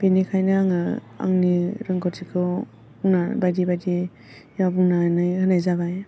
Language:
Bodo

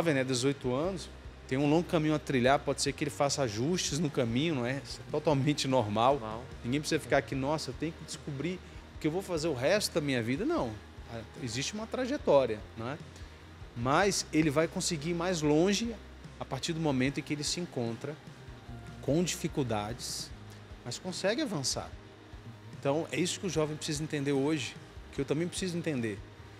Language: Portuguese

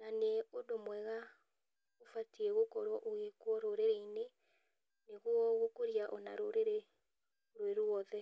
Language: Kikuyu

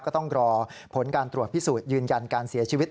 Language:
Thai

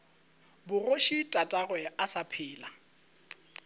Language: Northern Sotho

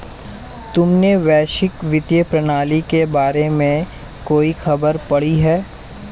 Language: Hindi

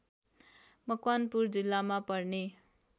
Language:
Nepali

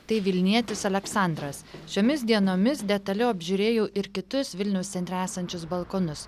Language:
Lithuanian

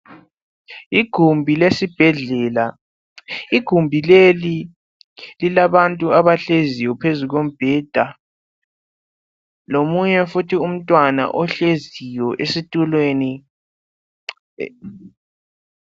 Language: North Ndebele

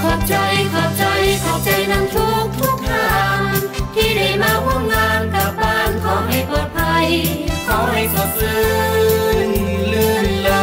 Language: Thai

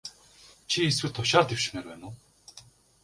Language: Mongolian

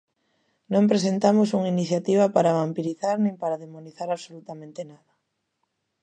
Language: Galician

